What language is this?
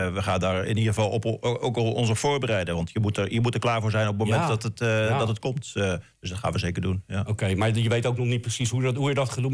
Dutch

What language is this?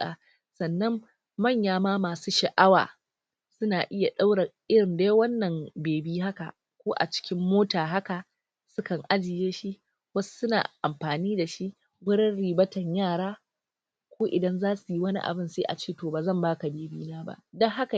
Hausa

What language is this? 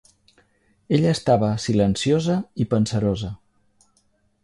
Catalan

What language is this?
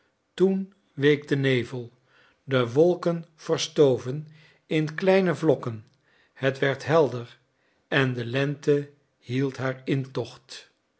Dutch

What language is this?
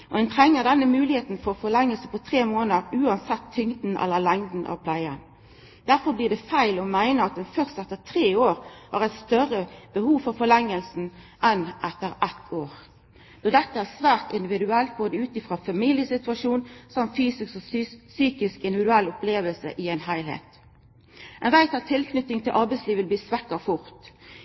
Norwegian Nynorsk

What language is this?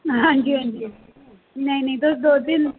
Dogri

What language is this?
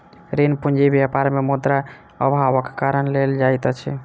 Maithili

